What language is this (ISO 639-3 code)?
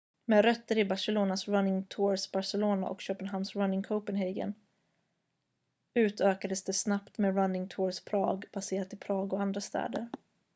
swe